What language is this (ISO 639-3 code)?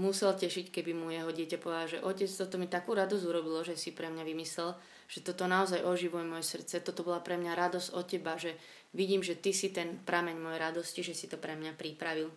slk